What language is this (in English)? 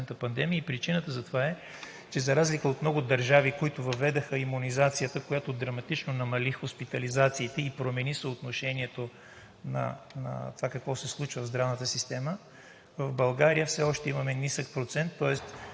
Bulgarian